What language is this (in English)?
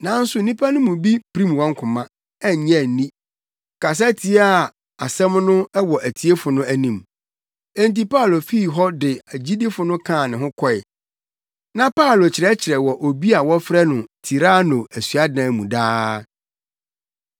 Akan